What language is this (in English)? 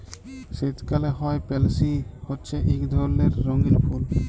Bangla